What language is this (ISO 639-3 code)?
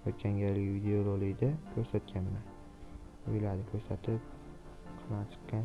tur